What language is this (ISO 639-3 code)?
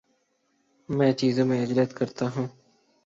urd